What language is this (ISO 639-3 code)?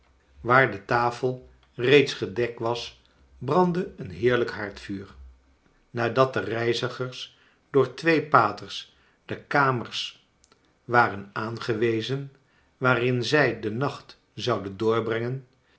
nld